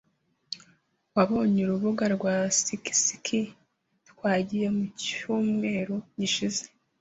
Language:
Kinyarwanda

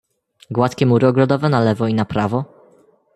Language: Polish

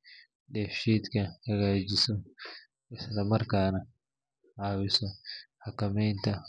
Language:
Somali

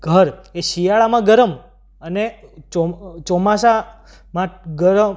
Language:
Gujarati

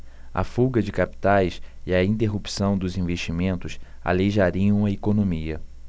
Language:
Portuguese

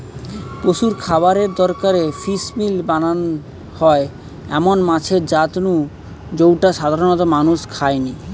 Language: Bangla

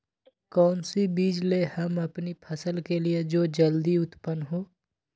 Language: Magahi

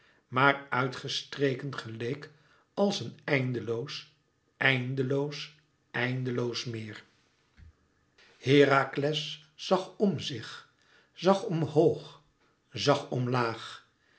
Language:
Dutch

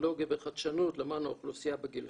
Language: Hebrew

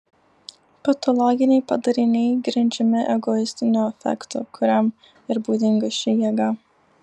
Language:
Lithuanian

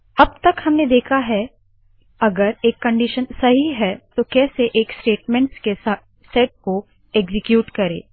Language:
Hindi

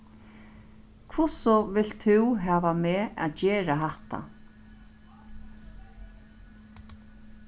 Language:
Faroese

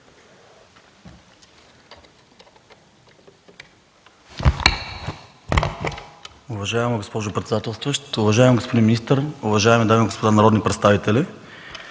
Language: Bulgarian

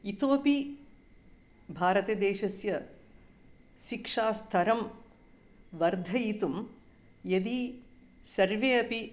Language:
Sanskrit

